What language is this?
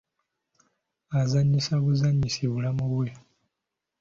Ganda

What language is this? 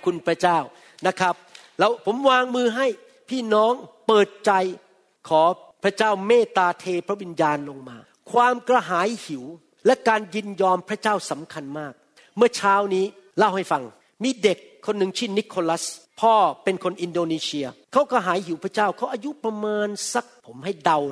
Thai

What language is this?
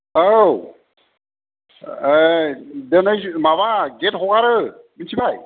Bodo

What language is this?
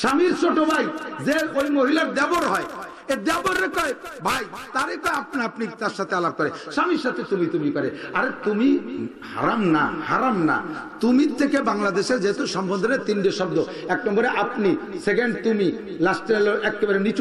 Arabic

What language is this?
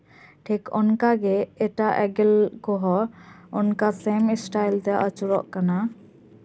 Santali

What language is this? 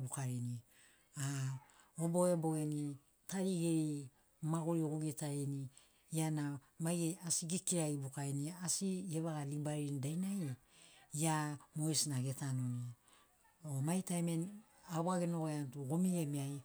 Sinaugoro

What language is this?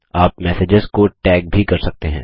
Hindi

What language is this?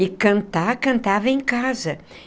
Portuguese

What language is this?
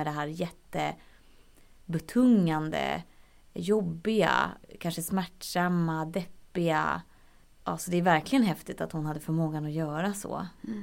Swedish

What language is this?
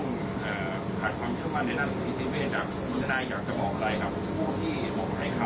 Thai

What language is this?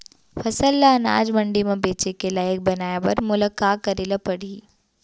Chhattisgarhi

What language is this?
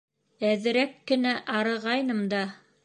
Bashkir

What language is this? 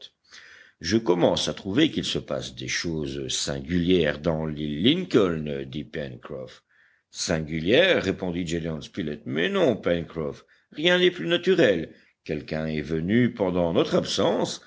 French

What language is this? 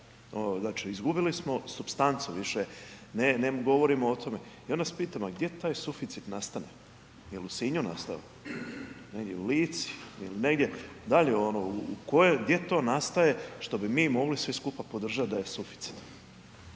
Croatian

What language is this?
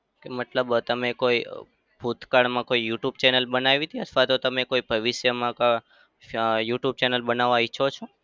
Gujarati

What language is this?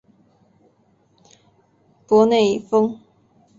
Chinese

